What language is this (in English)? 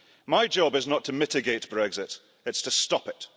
English